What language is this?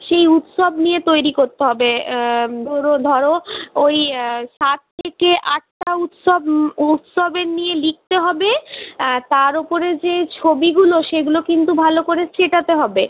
Bangla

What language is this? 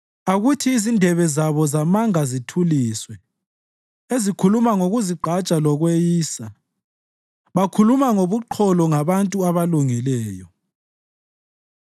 North Ndebele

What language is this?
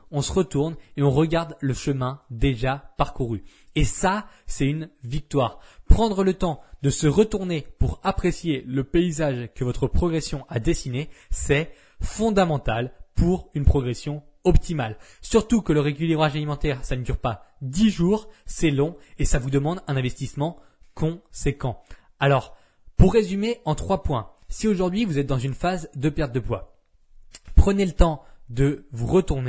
French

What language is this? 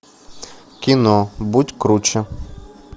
Russian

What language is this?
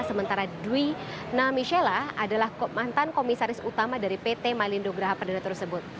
Indonesian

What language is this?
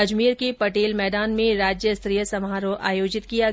Hindi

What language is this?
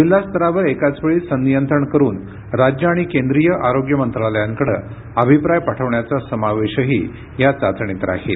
Marathi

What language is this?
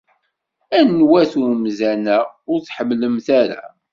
Kabyle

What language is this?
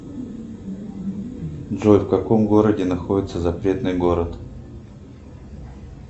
Russian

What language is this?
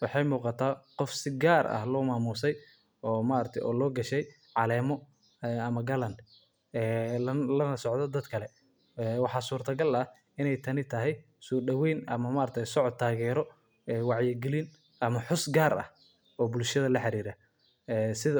Somali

